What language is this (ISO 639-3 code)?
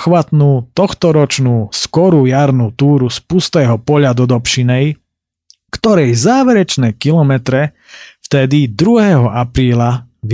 slk